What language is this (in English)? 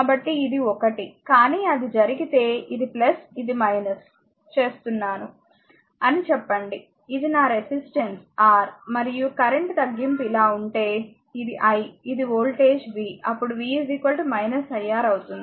Telugu